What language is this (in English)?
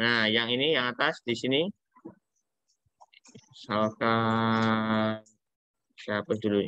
Indonesian